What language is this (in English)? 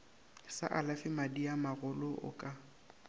Northern Sotho